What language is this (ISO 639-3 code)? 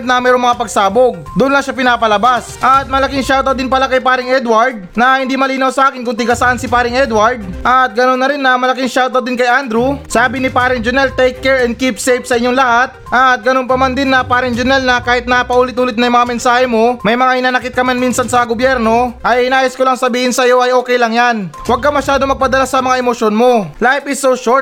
fil